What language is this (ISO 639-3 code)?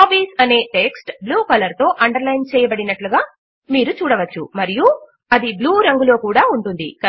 tel